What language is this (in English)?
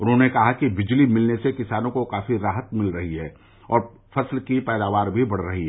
Hindi